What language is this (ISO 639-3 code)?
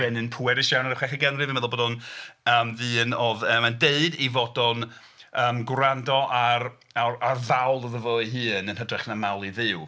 cym